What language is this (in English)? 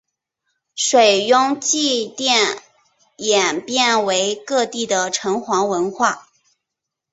Chinese